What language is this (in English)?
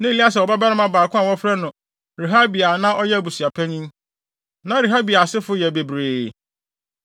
Akan